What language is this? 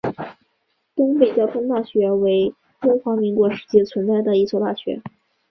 Chinese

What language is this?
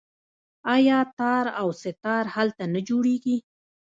Pashto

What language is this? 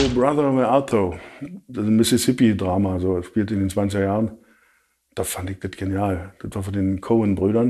German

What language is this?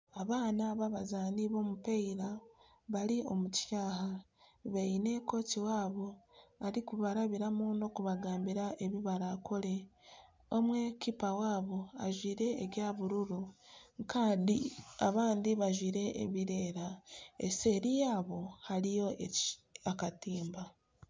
Nyankole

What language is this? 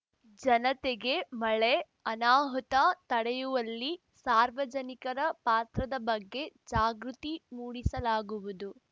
Kannada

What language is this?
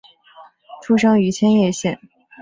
Chinese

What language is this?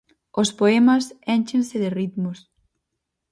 Galician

